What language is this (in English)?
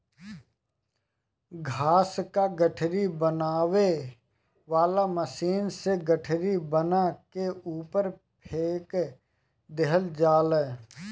Bhojpuri